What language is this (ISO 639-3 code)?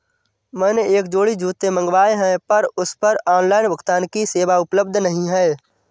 hin